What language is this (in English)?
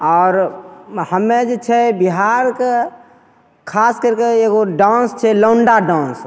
Maithili